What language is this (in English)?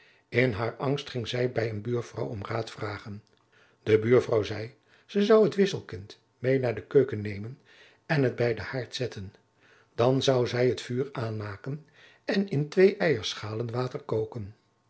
Dutch